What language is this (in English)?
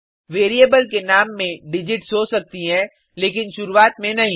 Hindi